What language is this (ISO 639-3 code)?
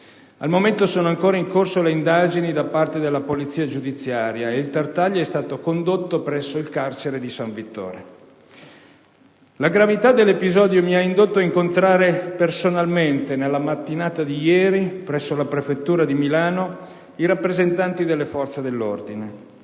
ita